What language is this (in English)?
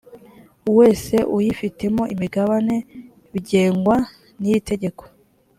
Kinyarwanda